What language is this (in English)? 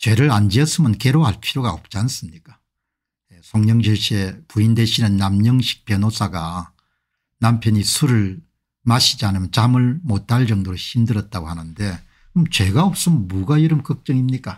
Korean